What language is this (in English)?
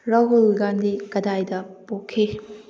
Manipuri